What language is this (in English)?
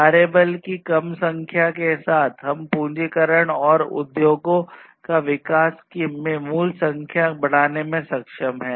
Hindi